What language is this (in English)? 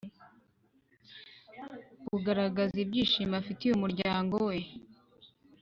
Kinyarwanda